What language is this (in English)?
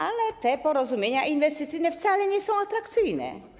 Polish